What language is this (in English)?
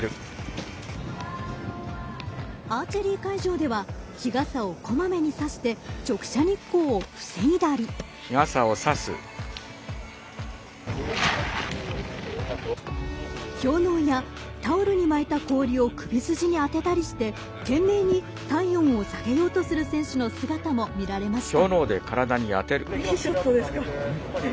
Japanese